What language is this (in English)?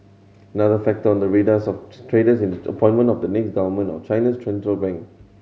English